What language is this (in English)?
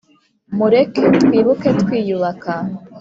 Kinyarwanda